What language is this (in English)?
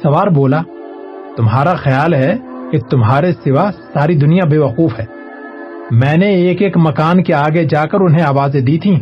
Urdu